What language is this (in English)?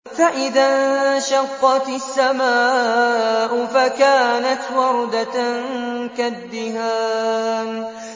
Arabic